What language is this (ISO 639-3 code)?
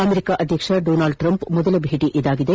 kan